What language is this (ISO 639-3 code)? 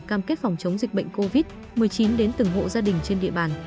vie